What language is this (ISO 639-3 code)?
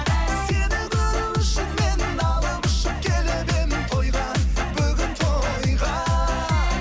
kaz